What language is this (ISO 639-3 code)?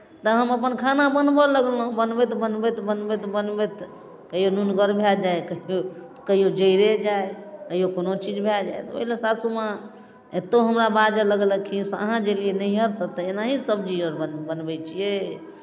mai